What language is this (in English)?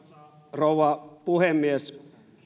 Finnish